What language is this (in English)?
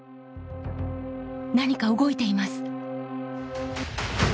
Japanese